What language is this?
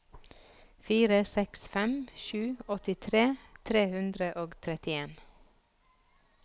Norwegian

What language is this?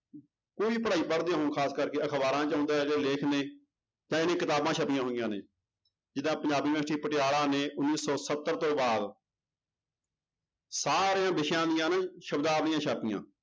Punjabi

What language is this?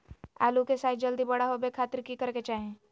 Magahi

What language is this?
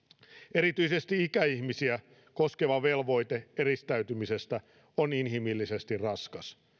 Finnish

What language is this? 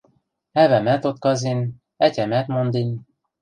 Western Mari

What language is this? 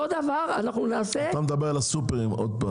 Hebrew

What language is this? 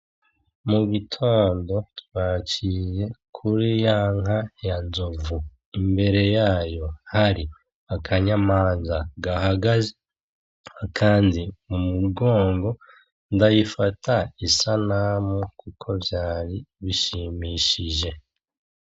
Rundi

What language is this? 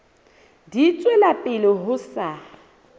Southern Sotho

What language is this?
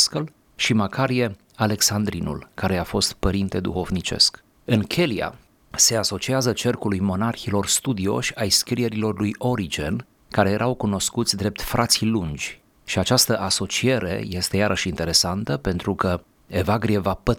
Romanian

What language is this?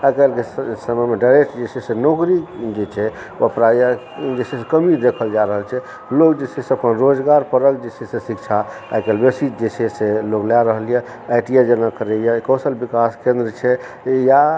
Maithili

